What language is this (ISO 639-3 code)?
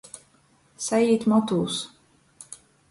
ltg